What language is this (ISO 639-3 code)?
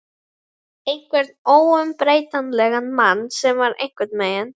isl